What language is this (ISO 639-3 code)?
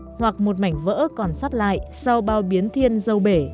vie